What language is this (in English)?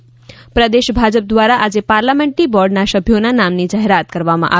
Gujarati